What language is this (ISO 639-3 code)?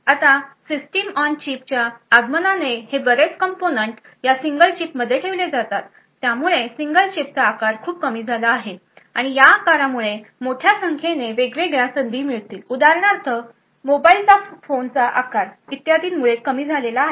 mar